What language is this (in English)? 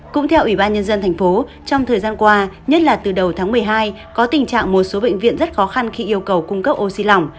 Vietnamese